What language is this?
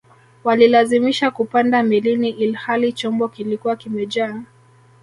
Swahili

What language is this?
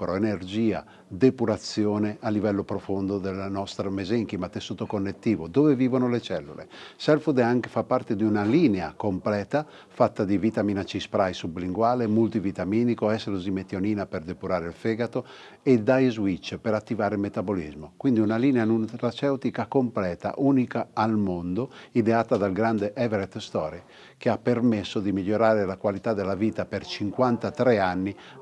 Italian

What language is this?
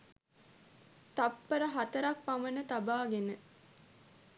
Sinhala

